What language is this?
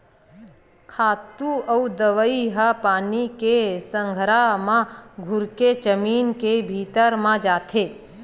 Chhattisgarhi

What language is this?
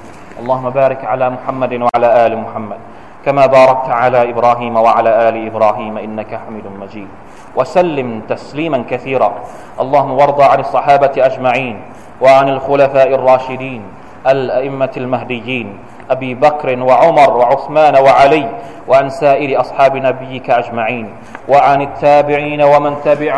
Thai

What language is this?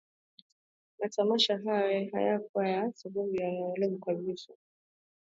Swahili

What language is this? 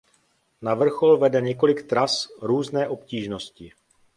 Czech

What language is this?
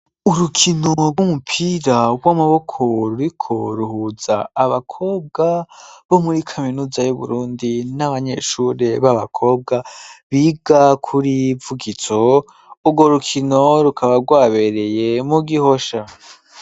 Rundi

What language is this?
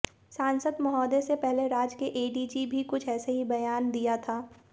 Hindi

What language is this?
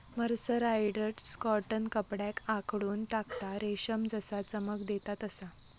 Marathi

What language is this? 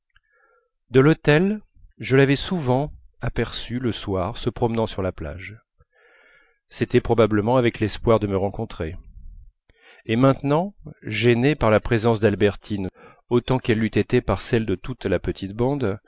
French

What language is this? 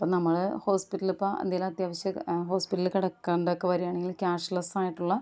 Malayalam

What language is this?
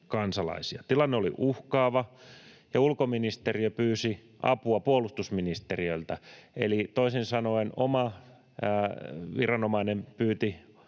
Finnish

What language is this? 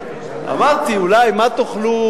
Hebrew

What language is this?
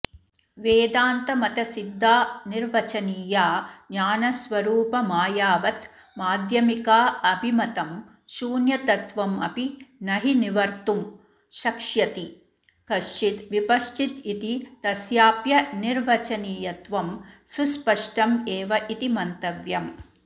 Sanskrit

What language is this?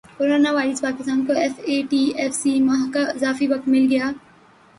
Urdu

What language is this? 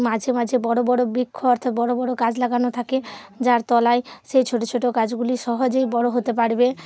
Bangla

